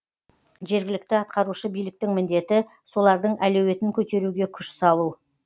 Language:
Kazakh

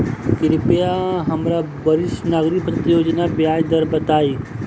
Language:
Bhojpuri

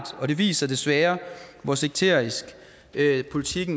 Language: Danish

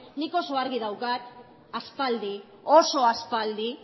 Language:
Basque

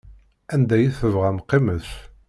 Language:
Kabyle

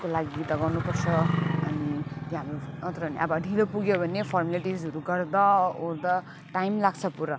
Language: Nepali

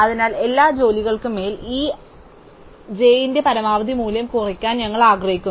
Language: Malayalam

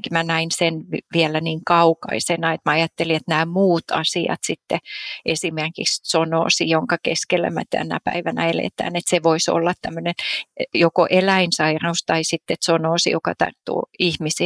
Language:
Finnish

